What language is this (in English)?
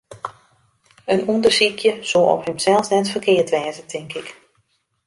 Western Frisian